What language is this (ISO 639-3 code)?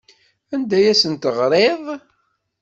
kab